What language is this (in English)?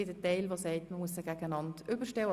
Swiss German